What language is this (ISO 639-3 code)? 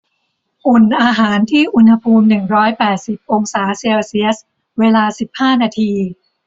tha